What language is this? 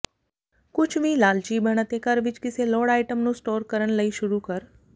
Punjabi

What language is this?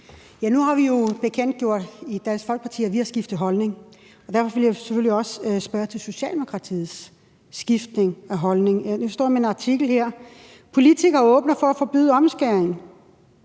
Danish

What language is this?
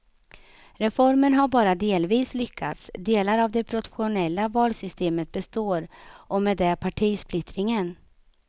Swedish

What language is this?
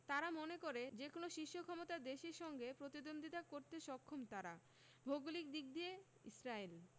Bangla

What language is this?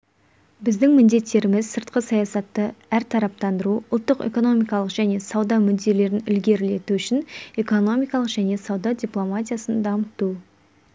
Kazakh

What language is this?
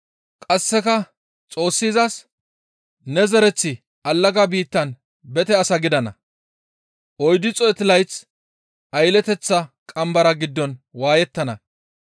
Gamo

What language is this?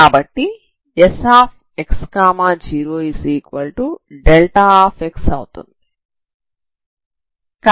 Telugu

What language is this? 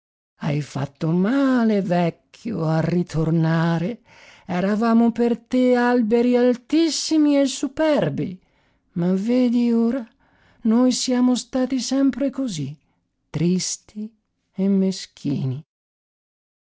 Italian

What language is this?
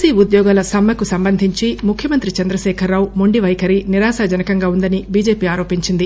Telugu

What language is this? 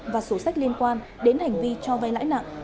Vietnamese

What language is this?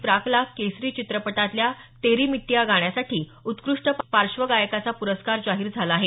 Marathi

